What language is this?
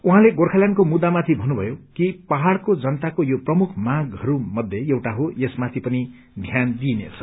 Nepali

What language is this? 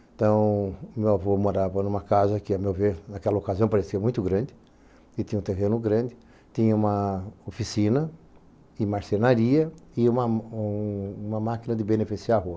Portuguese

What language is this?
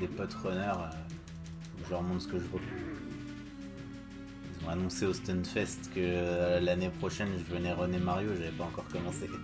French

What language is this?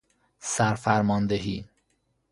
Persian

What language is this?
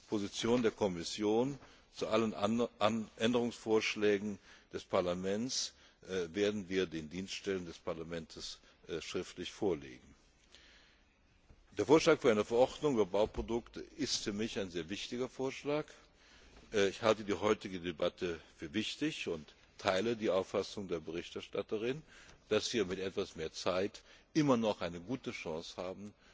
German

